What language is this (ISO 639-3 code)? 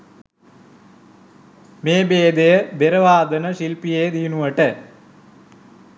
sin